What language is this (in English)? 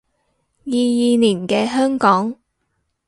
Cantonese